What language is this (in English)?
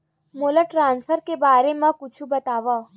Chhattisgarhi